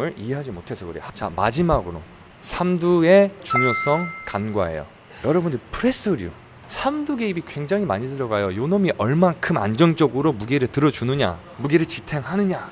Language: Korean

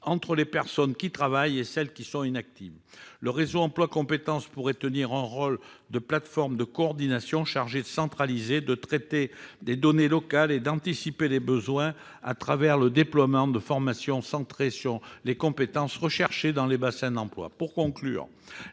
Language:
French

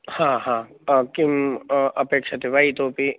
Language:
Sanskrit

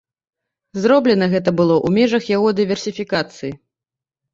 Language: Belarusian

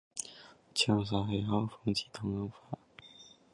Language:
Chinese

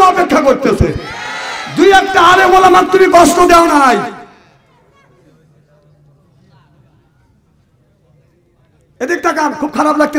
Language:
Bangla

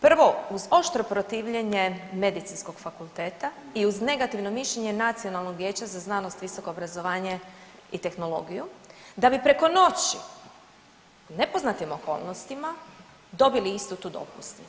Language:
Croatian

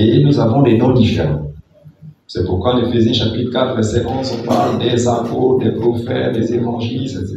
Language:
French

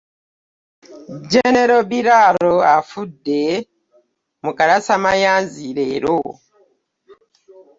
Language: Ganda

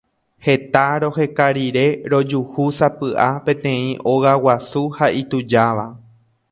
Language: Guarani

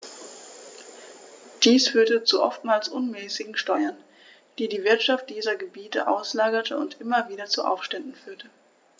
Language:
German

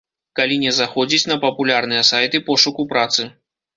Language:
Belarusian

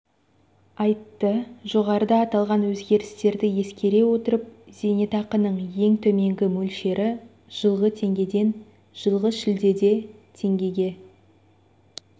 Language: Kazakh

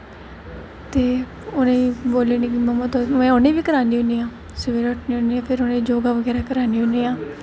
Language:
Dogri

